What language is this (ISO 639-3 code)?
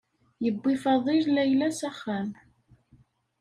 kab